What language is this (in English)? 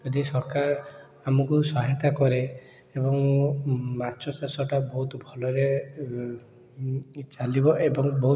Odia